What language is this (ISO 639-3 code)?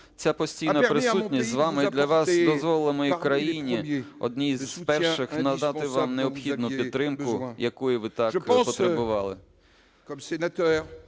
ukr